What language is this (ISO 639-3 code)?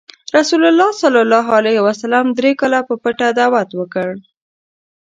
pus